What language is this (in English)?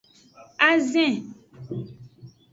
Aja (Benin)